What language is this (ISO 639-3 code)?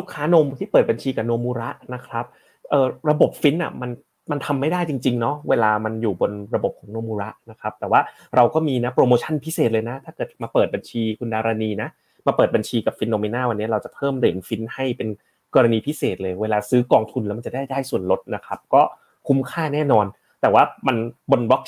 tha